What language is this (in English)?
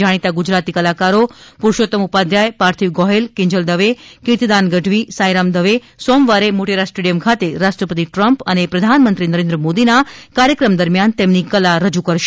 Gujarati